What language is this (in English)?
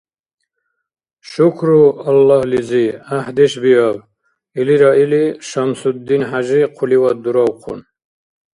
Dargwa